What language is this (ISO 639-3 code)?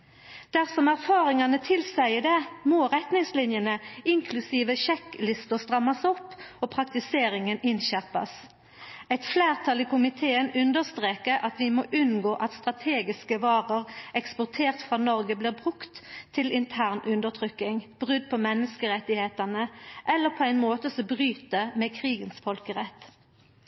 nno